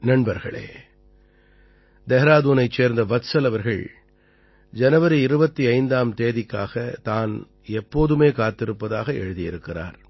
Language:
Tamil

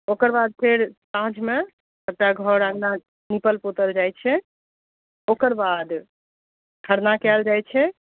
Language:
Maithili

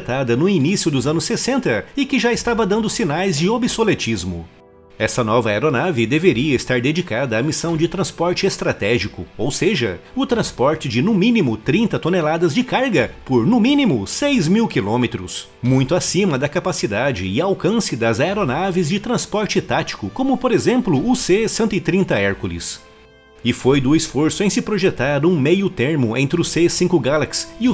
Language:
Portuguese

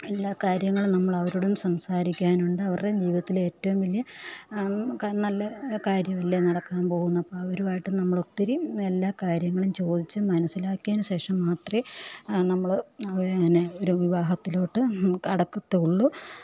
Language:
Malayalam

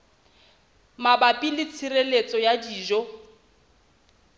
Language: Southern Sotho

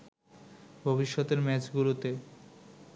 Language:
Bangla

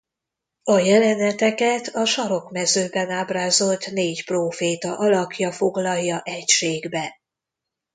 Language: Hungarian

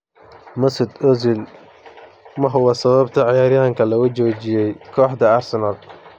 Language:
Somali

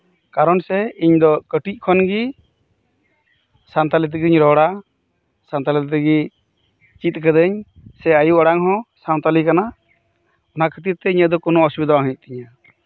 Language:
Santali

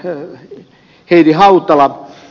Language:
Finnish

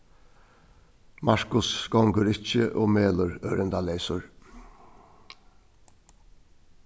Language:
Faroese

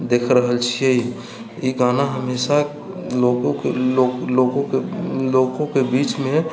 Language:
Maithili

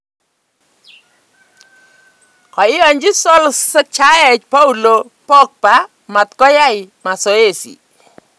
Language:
Kalenjin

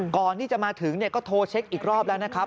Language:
Thai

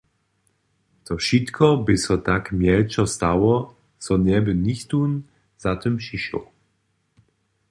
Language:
Upper Sorbian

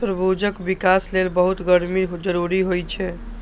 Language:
Maithili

